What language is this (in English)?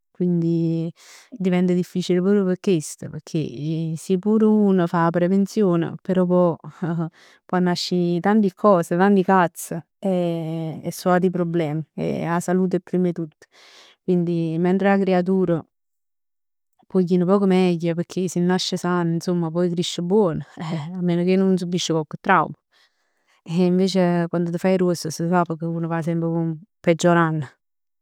Neapolitan